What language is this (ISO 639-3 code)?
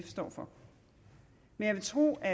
dan